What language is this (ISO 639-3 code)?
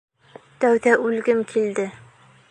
bak